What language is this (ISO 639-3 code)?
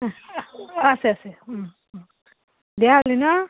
asm